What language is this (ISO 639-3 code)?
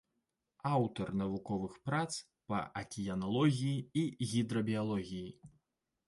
bel